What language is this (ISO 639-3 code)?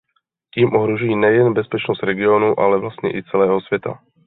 ces